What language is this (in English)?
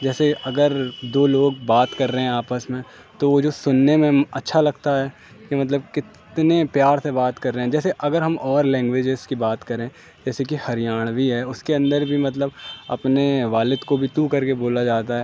Urdu